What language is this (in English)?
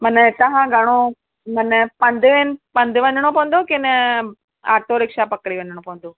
Sindhi